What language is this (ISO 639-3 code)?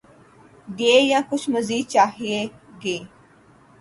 urd